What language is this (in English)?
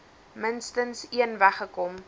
Afrikaans